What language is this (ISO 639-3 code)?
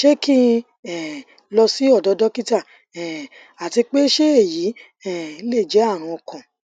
yor